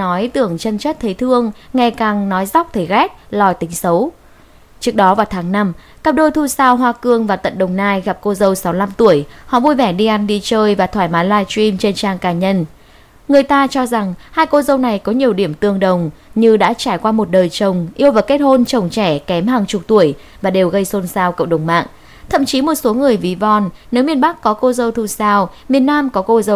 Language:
Vietnamese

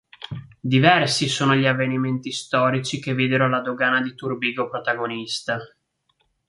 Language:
Italian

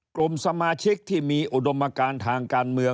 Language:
Thai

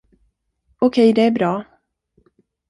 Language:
Swedish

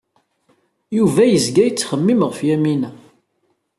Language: Kabyle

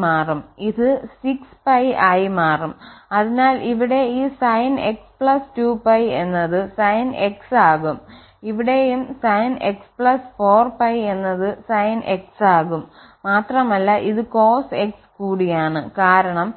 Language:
Malayalam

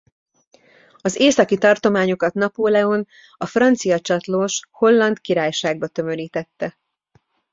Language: Hungarian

